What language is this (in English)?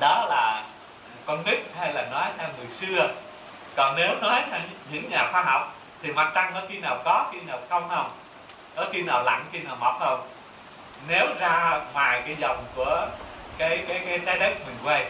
Vietnamese